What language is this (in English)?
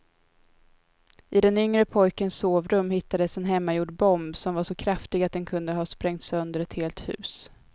Swedish